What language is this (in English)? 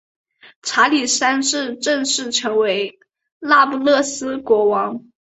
Chinese